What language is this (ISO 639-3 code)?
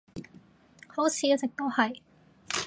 yue